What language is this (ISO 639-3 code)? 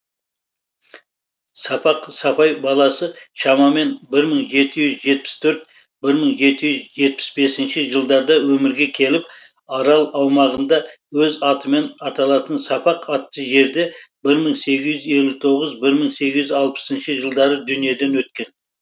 kaz